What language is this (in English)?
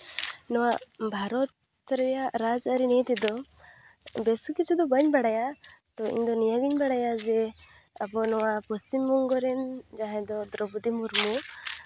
Santali